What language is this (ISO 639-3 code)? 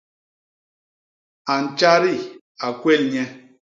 bas